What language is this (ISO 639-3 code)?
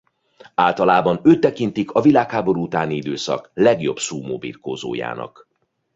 hun